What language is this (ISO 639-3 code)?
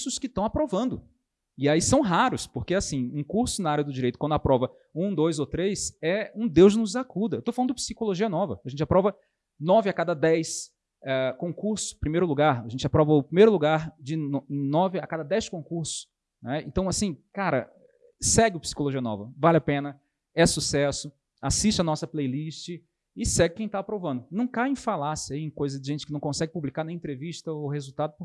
por